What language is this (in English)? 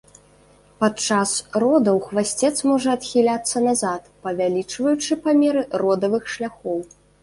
Belarusian